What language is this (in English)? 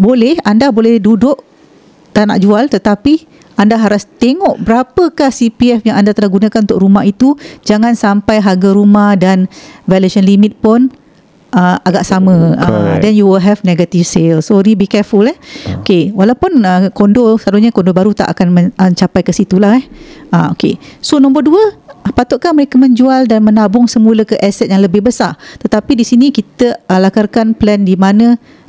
Malay